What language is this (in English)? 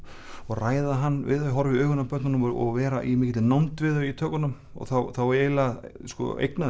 Icelandic